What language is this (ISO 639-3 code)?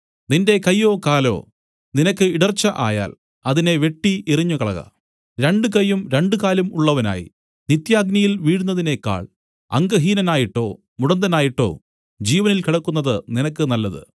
mal